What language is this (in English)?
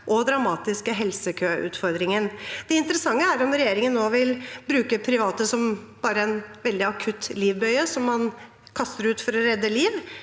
Norwegian